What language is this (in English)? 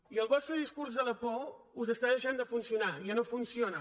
Catalan